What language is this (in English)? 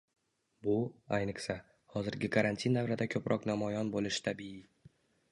Uzbek